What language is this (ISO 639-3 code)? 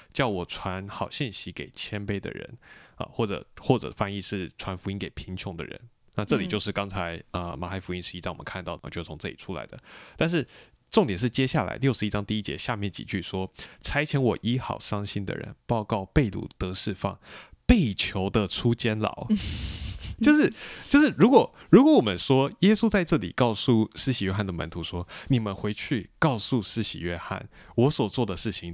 zho